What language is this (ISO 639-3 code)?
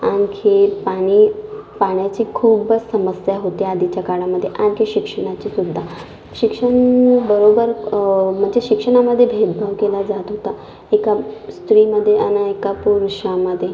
mar